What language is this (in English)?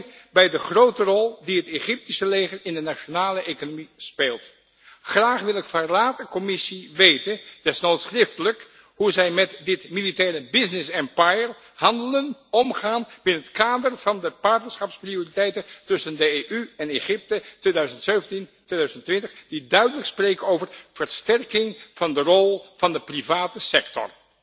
Dutch